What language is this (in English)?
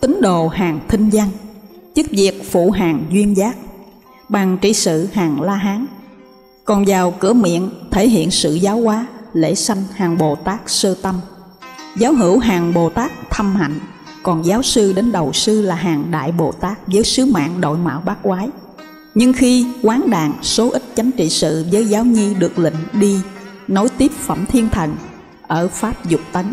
Vietnamese